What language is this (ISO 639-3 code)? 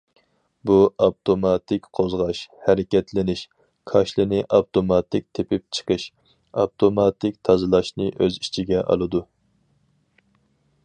uig